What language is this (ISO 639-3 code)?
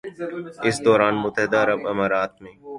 urd